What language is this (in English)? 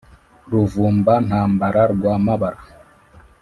Kinyarwanda